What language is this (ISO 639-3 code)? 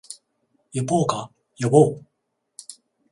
jpn